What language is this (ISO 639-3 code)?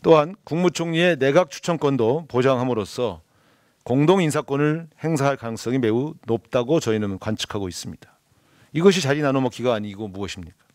kor